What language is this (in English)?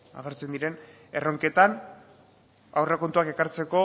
Basque